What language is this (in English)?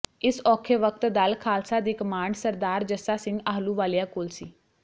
Punjabi